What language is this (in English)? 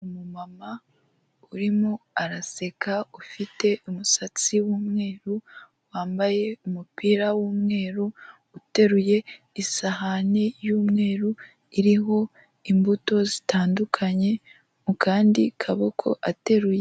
Kinyarwanda